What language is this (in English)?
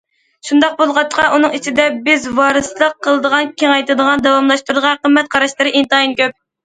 Uyghur